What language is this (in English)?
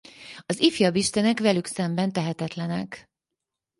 Hungarian